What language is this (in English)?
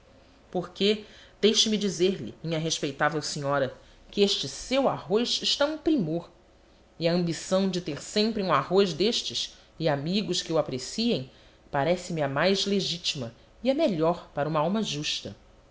Portuguese